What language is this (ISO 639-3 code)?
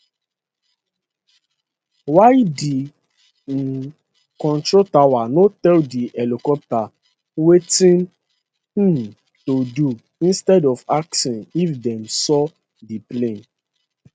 pcm